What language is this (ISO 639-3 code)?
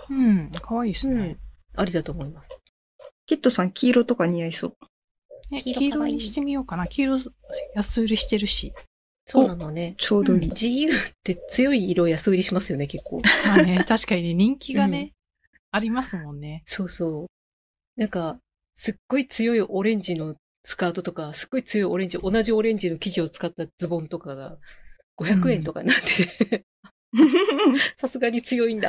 jpn